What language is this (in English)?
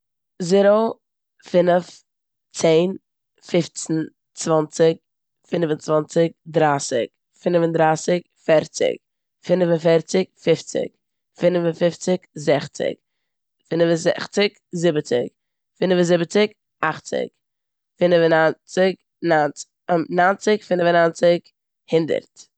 Yiddish